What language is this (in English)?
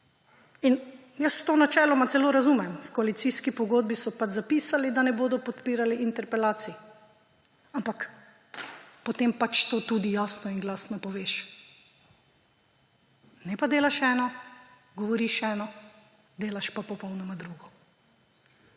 Slovenian